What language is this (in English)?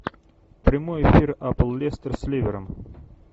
Russian